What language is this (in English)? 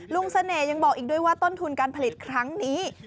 Thai